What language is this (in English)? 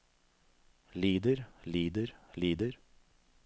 Norwegian